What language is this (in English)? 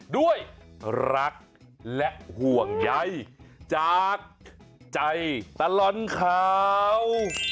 Thai